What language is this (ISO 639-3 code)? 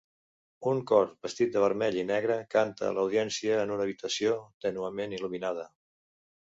cat